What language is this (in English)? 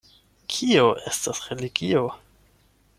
Esperanto